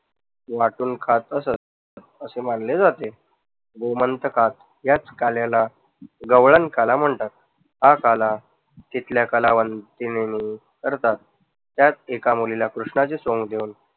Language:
Marathi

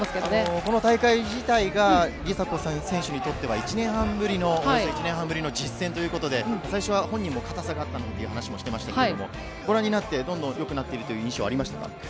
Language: Japanese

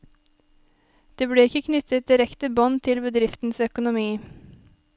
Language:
Norwegian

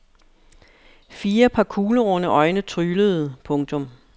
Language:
Danish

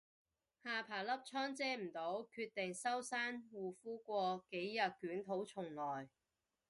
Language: Cantonese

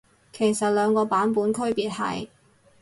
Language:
Cantonese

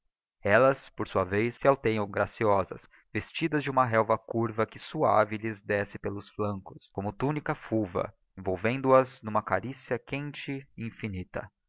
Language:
Portuguese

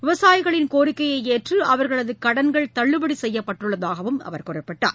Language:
Tamil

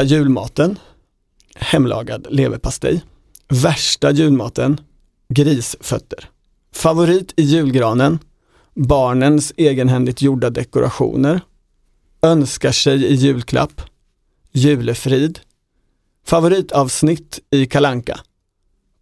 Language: Swedish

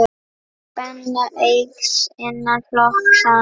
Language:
Icelandic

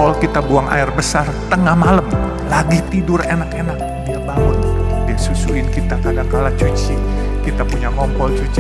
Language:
Indonesian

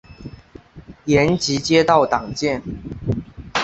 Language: Chinese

